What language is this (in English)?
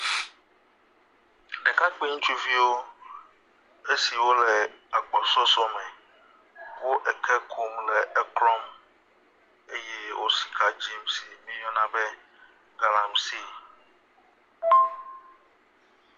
Ewe